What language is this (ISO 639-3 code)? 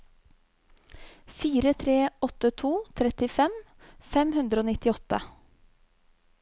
nor